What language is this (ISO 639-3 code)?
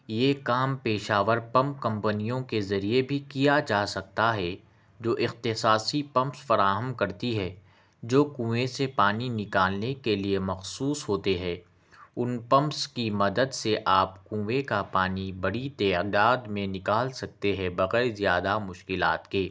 urd